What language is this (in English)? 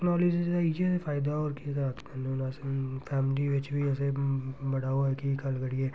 Dogri